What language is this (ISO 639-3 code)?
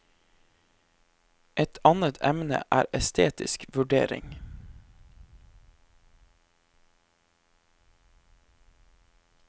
nor